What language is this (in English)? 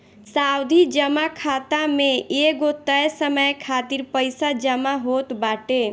Bhojpuri